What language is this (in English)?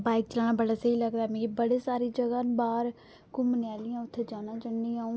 Dogri